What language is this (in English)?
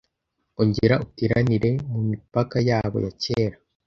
Kinyarwanda